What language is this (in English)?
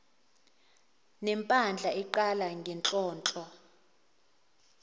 Zulu